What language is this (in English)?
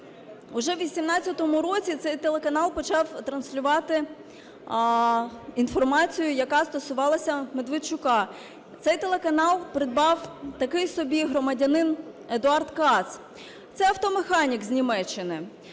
Ukrainian